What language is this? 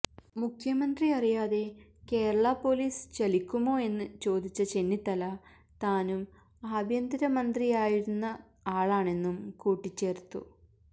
Malayalam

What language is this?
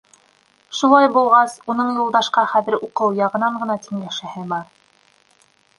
Bashkir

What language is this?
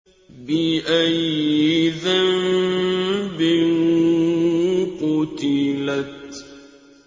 Arabic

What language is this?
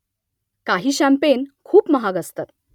Marathi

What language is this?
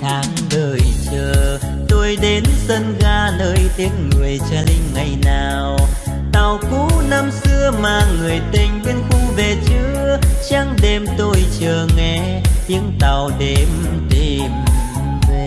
Vietnamese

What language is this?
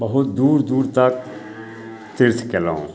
Maithili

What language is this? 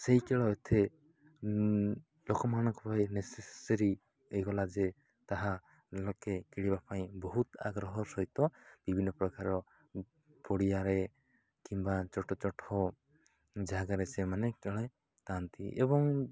Odia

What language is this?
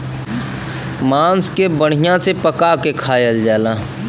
Bhojpuri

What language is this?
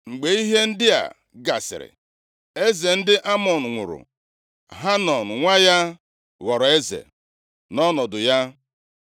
Igbo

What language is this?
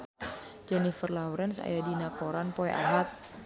Sundanese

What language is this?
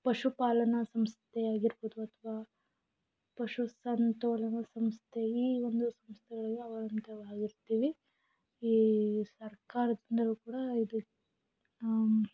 Kannada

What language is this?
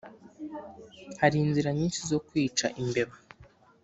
Kinyarwanda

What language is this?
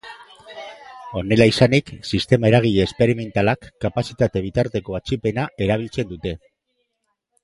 Basque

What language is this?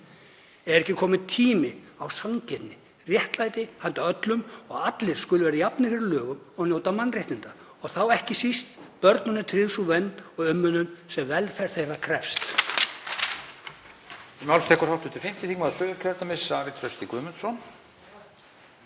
Icelandic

